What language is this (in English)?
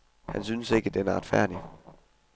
Danish